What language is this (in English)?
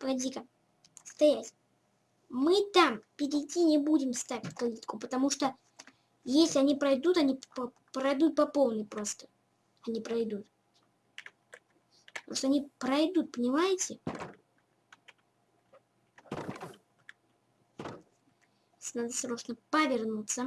Russian